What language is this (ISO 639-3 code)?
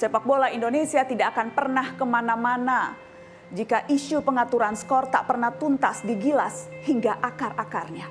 ind